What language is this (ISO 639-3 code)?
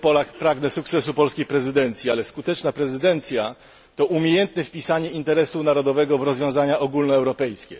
pol